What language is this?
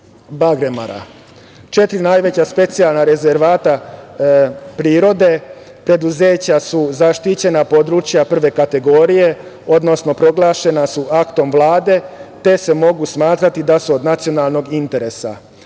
Serbian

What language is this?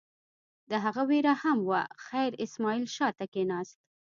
Pashto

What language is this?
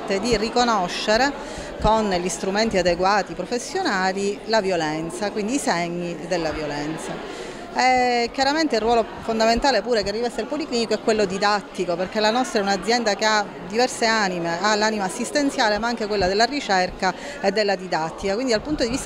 Italian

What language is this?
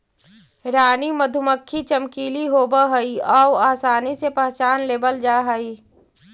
Magahi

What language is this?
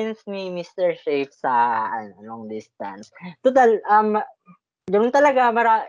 Filipino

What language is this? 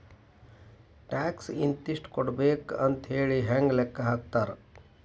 Kannada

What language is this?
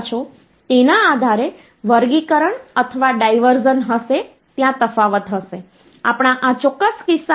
Gujarati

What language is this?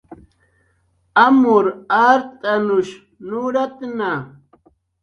Jaqaru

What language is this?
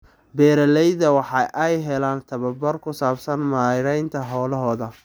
Somali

